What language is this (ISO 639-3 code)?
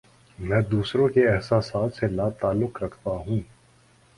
urd